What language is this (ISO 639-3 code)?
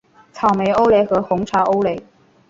zho